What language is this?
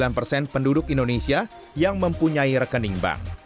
Indonesian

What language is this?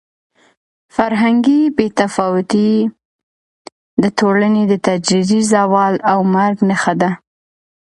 Pashto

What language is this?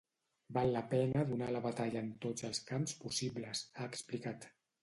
Catalan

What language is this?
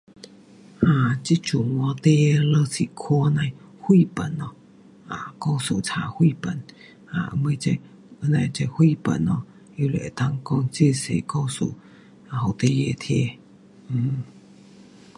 Pu-Xian Chinese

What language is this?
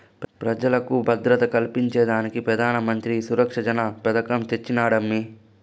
Telugu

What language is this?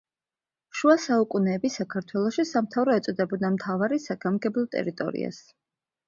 Georgian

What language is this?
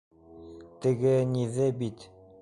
Bashkir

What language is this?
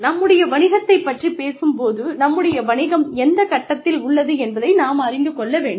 Tamil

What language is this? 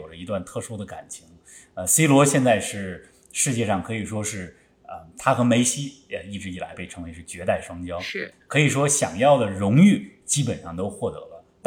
Chinese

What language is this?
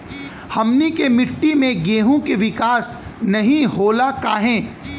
Bhojpuri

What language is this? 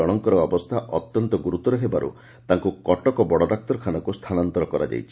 Odia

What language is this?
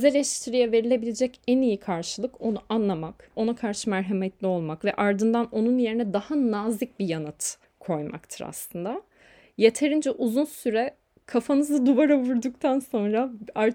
Turkish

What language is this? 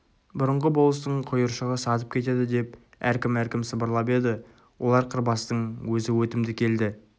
Kazakh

